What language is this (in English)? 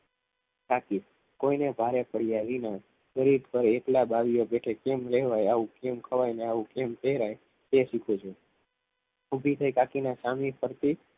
Gujarati